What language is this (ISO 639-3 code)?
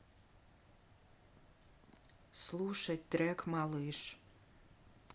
rus